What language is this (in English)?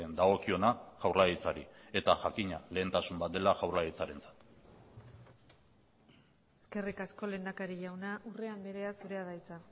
Basque